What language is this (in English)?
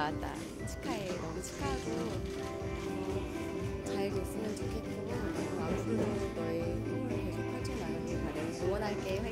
Korean